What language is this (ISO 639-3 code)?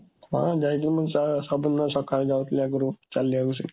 ori